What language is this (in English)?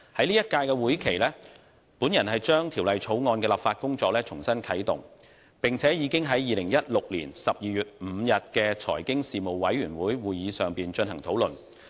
Cantonese